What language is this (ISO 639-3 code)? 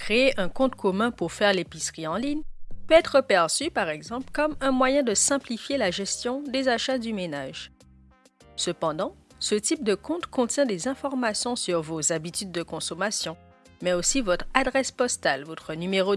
fra